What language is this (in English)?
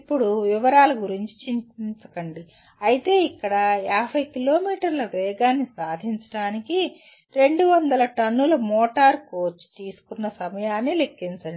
Telugu